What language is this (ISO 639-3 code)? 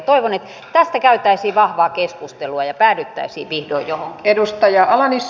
fin